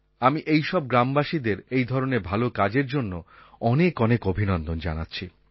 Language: Bangla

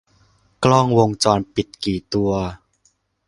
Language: Thai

